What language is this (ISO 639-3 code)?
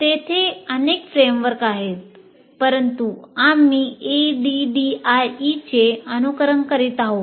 mar